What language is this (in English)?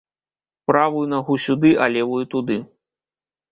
Belarusian